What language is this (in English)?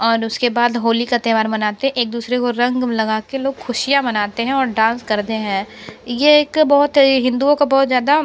Hindi